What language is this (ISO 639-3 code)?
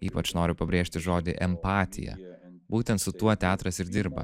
lit